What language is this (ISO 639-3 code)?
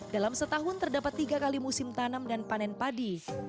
ind